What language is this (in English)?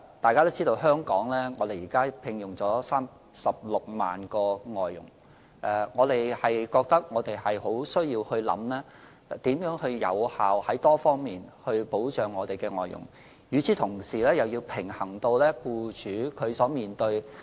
Cantonese